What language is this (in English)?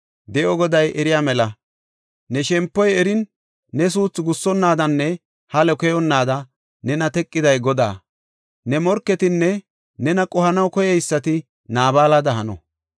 Gofa